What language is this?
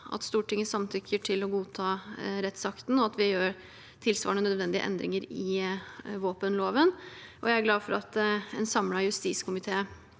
Norwegian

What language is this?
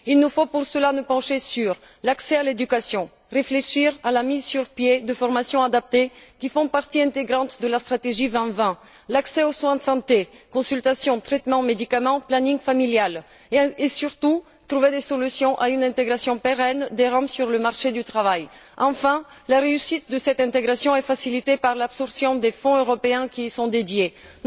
French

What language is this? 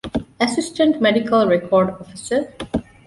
Divehi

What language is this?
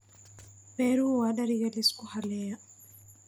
Somali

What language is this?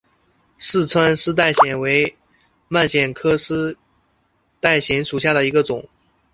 Chinese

